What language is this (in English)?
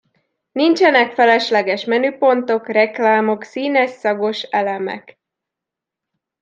Hungarian